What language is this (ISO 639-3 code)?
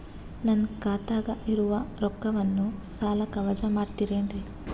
kan